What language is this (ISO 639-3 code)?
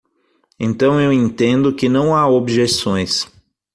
por